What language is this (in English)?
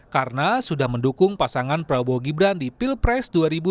Indonesian